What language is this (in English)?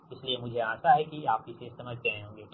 Hindi